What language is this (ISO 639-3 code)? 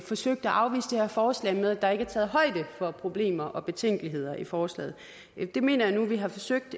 dan